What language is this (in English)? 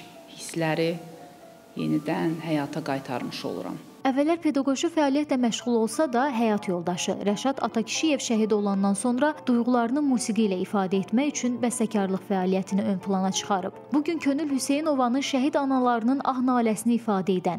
Turkish